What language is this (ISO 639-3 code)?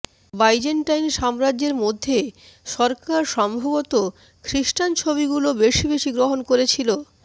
ben